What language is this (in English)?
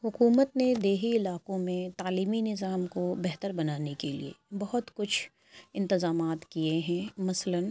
Urdu